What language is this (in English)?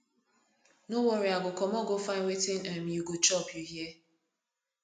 Nigerian Pidgin